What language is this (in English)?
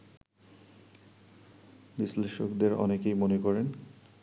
Bangla